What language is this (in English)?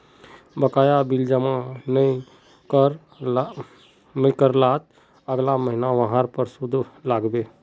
Magahi